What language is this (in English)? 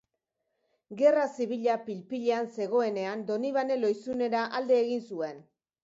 Basque